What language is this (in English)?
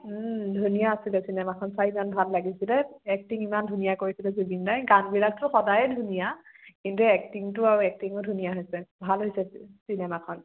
Assamese